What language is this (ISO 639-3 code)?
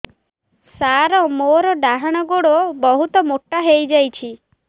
ori